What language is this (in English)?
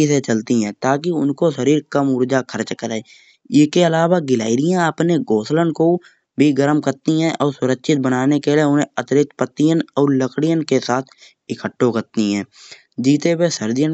Kanauji